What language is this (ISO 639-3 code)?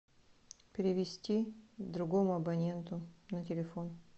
rus